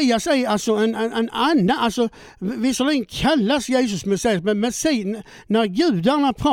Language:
Swedish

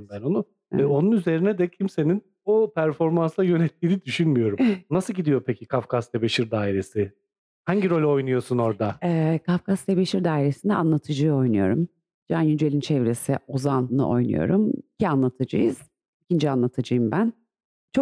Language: Turkish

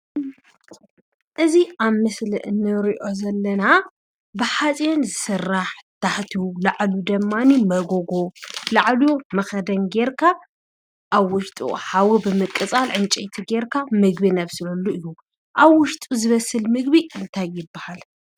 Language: Tigrinya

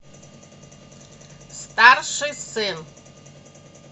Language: Russian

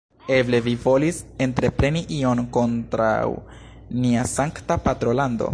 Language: Esperanto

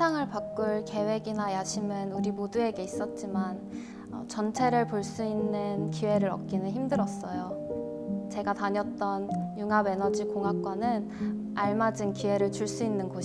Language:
Korean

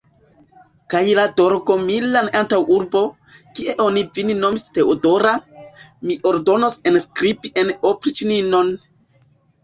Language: Esperanto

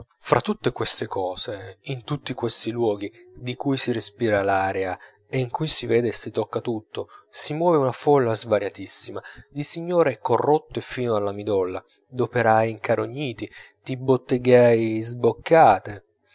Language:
Italian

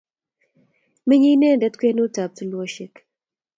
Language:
Kalenjin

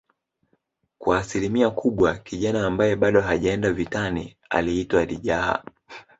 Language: Swahili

